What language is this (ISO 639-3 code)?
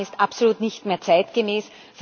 deu